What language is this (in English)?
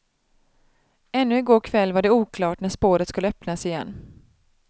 Swedish